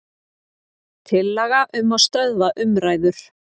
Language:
Icelandic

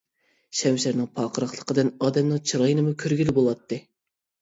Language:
Uyghur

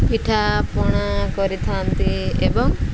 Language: Odia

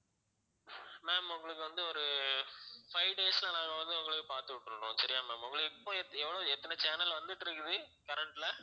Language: Tamil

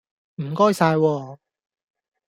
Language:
Cantonese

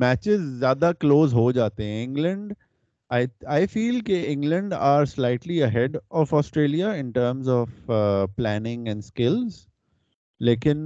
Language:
Urdu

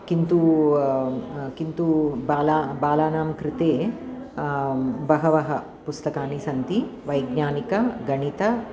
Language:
Sanskrit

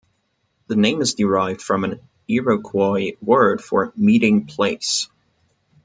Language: English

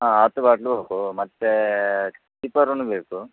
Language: Kannada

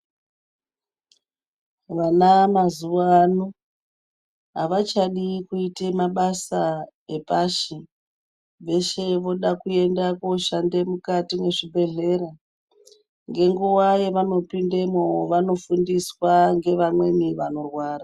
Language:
Ndau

